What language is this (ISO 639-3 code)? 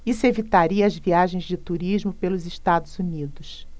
por